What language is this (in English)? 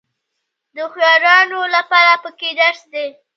Pashto